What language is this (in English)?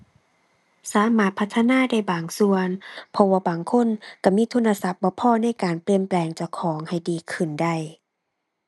Thai